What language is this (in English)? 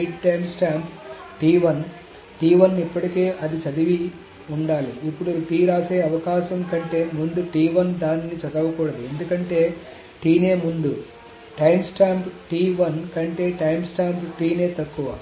Telugu